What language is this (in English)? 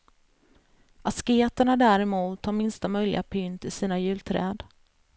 Swedish